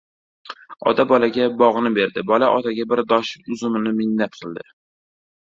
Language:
Uzbek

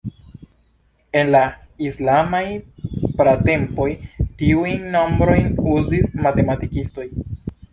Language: Esperanto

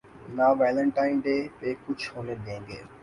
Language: Urdu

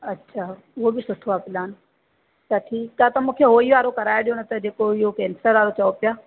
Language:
Sindhi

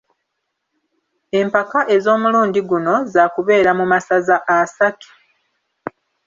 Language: Ganda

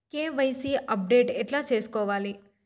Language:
Telugu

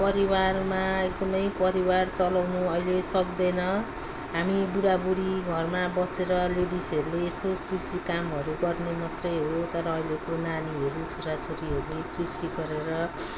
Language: Nepali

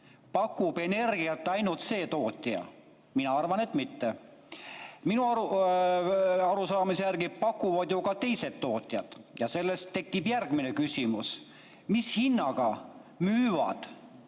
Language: Estonian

